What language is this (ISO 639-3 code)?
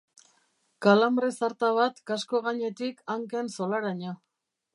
eus